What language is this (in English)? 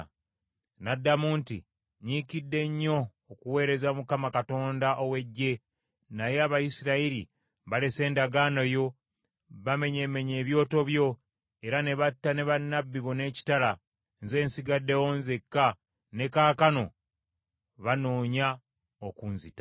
Ganda